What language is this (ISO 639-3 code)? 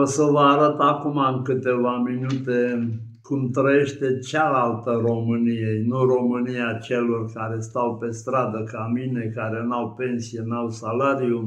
ron